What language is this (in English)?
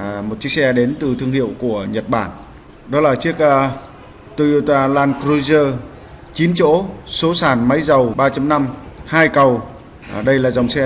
Vietnamese